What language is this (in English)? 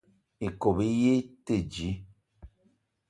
Eton (Cameroon)